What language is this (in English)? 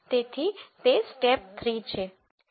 Gujarati